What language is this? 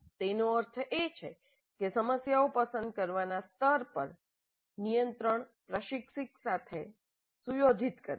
Gujarati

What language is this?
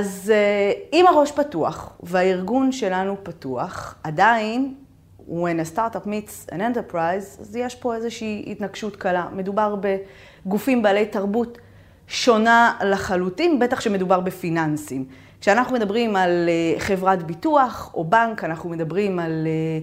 Hebrew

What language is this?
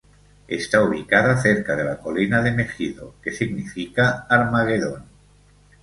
Spanish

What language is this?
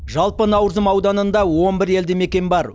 Kazakh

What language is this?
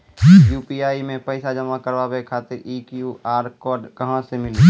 Maithili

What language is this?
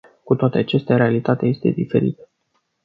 Romanian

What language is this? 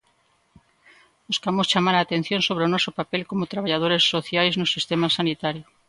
Galician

